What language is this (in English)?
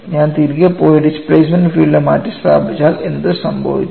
Malayalam